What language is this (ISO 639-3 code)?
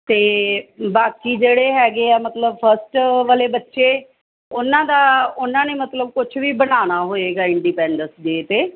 pan